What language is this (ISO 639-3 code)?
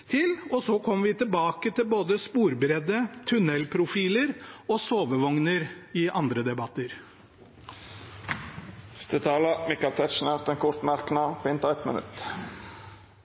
nor